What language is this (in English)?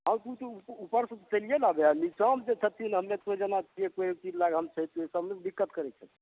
Maithili